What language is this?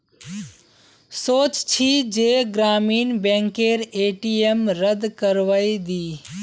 Magahi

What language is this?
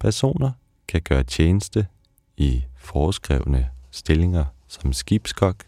Danish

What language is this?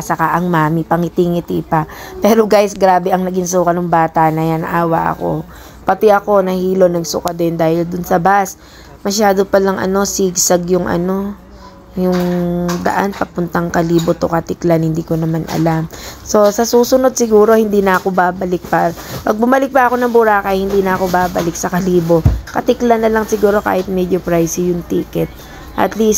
Filipino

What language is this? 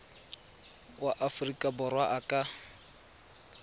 Tswana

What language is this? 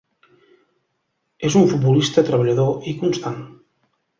Catalan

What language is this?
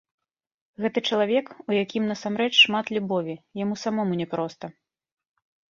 Belarusian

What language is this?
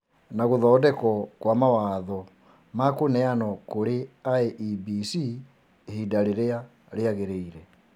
Kikuyu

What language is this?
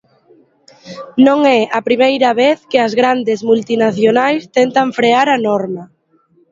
Galician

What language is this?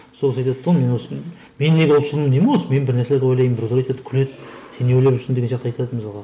Kazakh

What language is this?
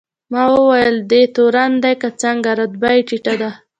Pashto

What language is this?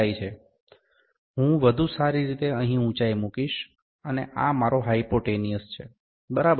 Gujarati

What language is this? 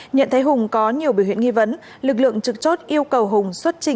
Vietnamese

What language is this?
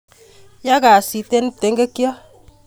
Kalenjin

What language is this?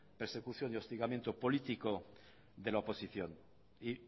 Spanish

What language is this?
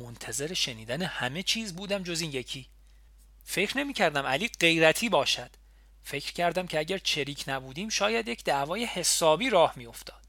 Persian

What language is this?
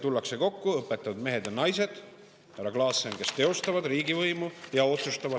Estonian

